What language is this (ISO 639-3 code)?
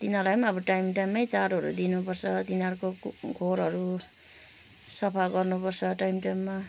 nep